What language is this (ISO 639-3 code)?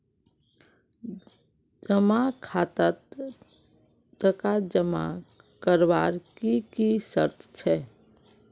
mag